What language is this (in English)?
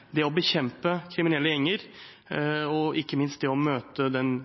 Norwegian Bokmål